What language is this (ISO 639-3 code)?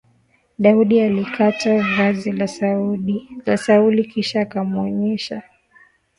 swa